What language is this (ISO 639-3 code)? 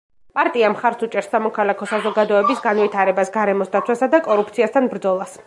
kat